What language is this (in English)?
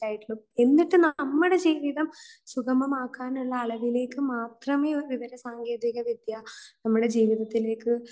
Malayalam